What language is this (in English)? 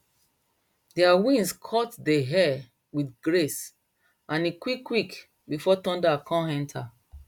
Nigerian Pidgin